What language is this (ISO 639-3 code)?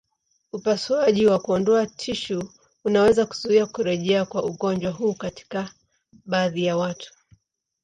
swa